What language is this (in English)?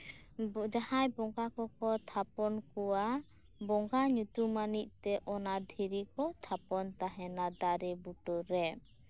Santali